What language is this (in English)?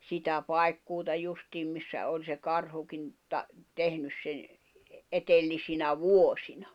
Finnish